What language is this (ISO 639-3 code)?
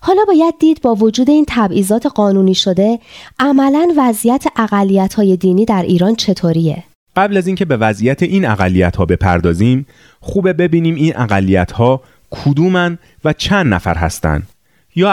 fas